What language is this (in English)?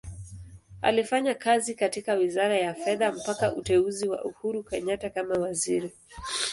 Swahili